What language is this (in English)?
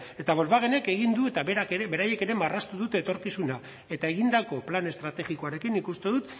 Basque